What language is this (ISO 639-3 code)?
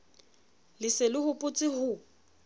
sot